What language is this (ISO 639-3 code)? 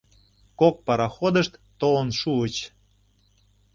chm